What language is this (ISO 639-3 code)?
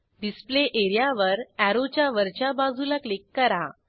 mar